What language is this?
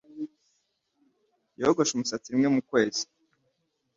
Kinyarwanda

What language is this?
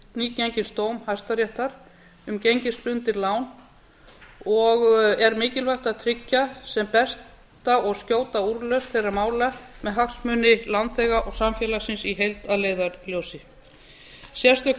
Icelandic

